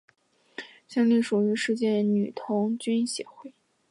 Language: Chinese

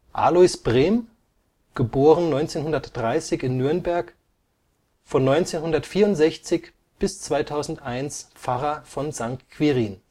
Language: German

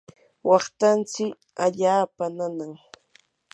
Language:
Yanahuanca Pasco Quechua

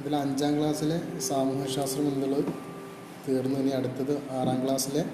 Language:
Malayalam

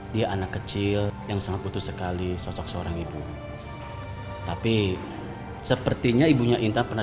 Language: Indonesian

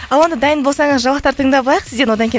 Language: Kazakh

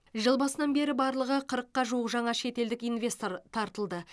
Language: Kazakh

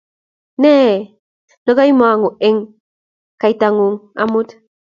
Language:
Kalenjin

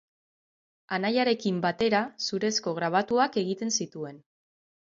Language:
Basque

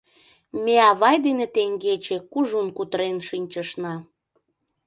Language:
Mari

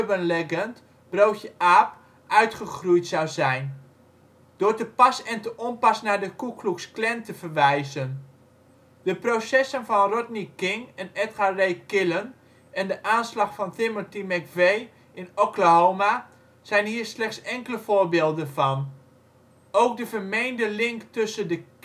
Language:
Dutch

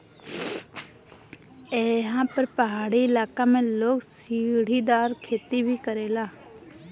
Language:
Bhojpuri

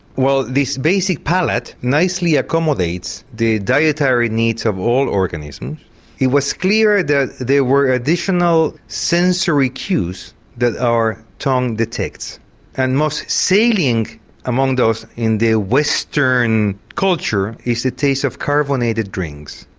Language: English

